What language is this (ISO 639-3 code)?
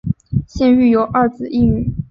zho